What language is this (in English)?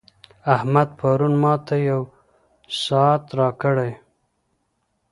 Pashto